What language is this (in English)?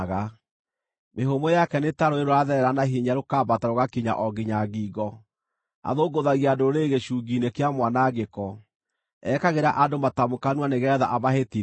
Kikuyu